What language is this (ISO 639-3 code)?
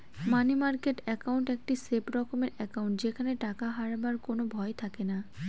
ben